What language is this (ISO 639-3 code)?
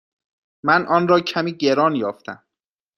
fas